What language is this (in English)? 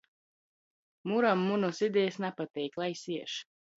Latgalian